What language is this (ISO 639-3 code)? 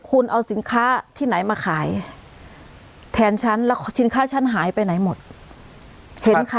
tha